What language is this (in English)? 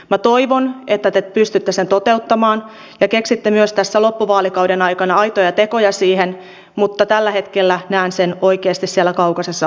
Finnish